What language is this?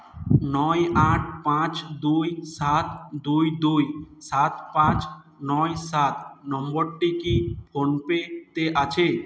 Bangla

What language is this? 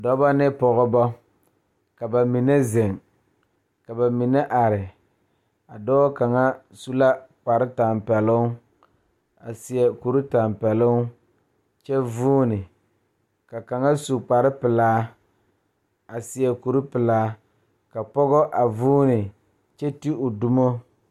Southern Dagaare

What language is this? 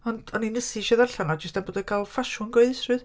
Welsh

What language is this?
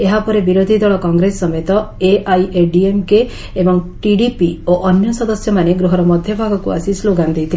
Odia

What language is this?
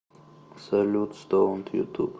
Russian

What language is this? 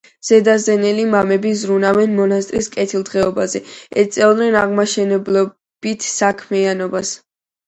Georgian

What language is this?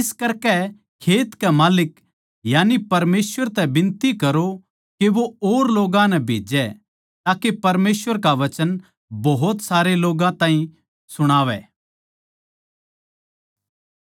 Haryanvi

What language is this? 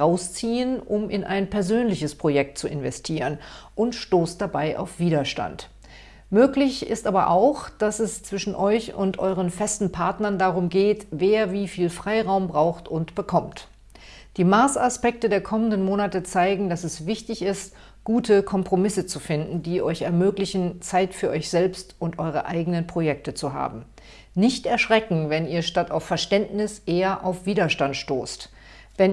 German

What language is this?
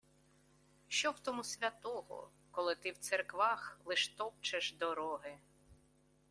Ukrainian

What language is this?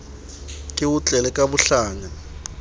Southern Sotho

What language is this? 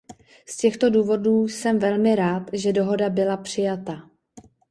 Czech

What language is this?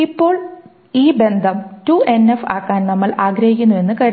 Malayalam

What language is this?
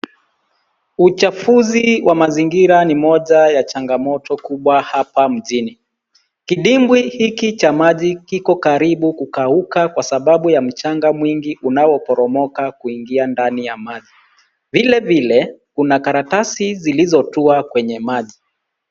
Swahili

